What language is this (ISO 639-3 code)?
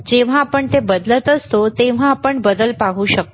mar